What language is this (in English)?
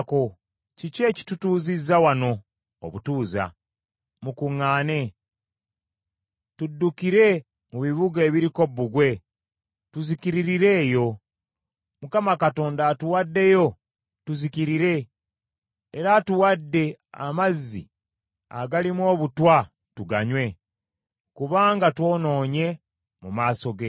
Ganda